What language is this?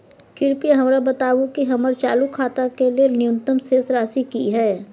Maithili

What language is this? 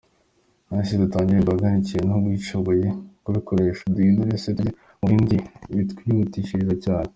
Kinyarwanda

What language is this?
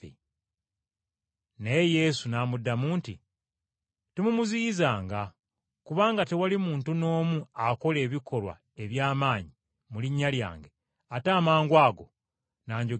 Ganda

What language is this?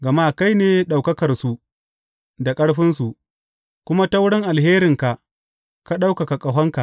Hausa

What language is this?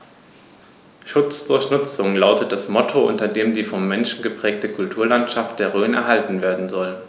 German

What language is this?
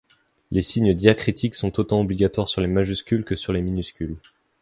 French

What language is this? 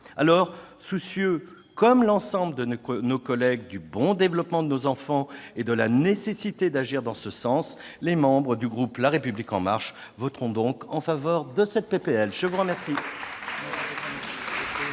French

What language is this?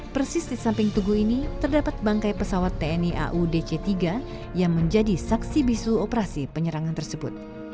Indonesian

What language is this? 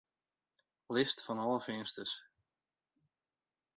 Western Frisian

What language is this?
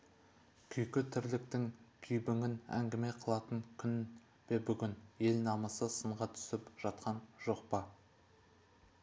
Kazakh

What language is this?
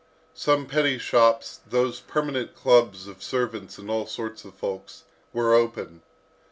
English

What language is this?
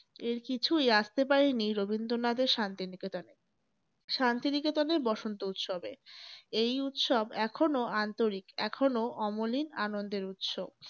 Bangla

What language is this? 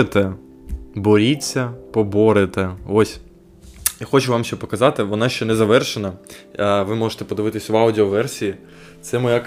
Ukrainian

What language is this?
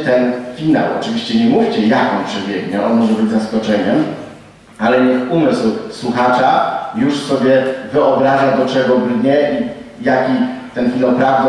Polish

